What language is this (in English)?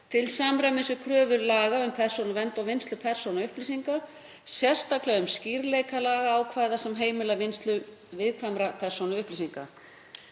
Icelandic